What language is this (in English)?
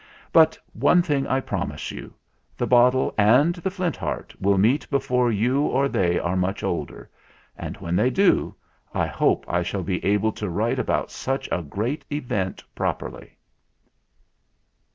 English